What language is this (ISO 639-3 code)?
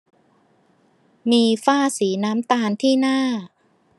tha